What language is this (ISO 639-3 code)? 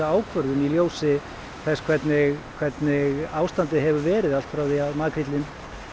isl